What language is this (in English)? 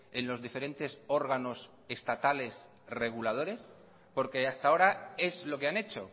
Spanish